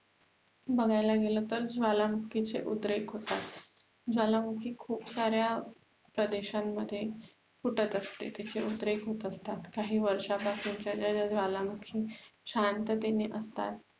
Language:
Marathi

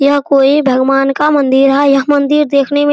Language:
Hindi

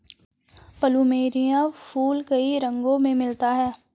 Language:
Hindi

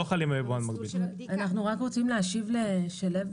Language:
Hebrew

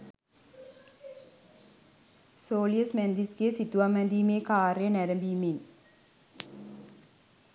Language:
Sinhala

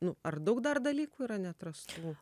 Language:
Lithuanian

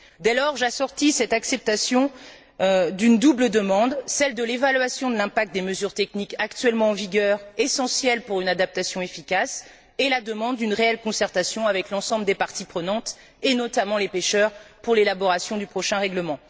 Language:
French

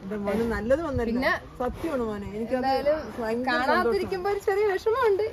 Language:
Malayalam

